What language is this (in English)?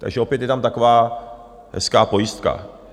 Czech